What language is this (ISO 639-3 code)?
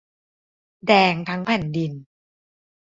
tha